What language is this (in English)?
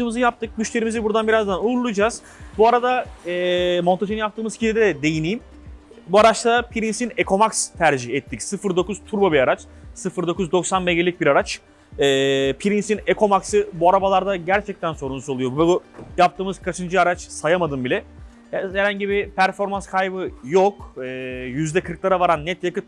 Turkish